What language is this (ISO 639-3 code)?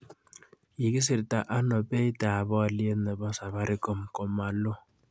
kln